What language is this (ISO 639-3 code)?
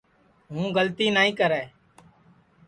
ssi